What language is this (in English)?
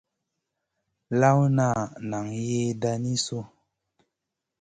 Masana